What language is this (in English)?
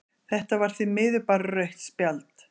Icelandic